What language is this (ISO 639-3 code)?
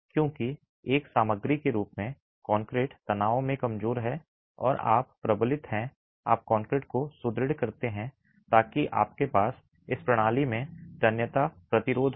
hin